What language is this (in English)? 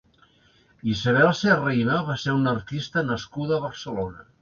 Catalan